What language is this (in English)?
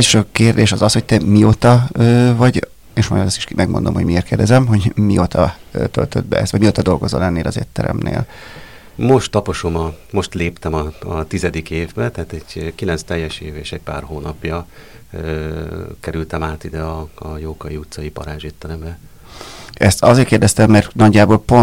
Hungarian